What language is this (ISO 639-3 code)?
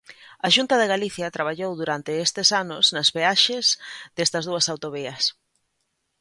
glg